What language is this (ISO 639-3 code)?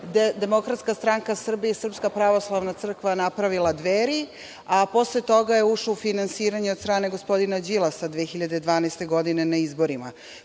srp